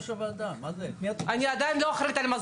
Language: Hebrew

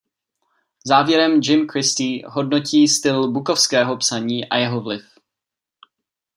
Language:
Czech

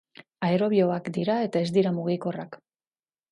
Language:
Basque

